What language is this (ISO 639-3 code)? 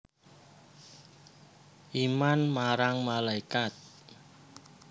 jav